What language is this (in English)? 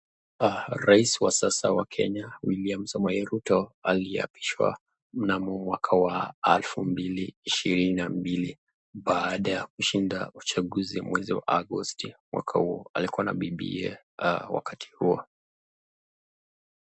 Swahili